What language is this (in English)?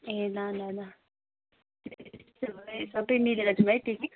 Nepali